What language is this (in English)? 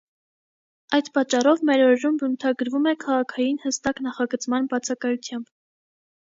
Armenian